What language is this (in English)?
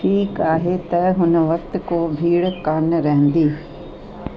Sindhi